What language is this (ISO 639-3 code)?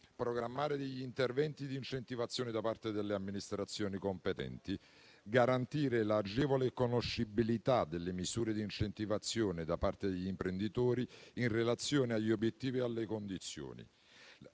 ita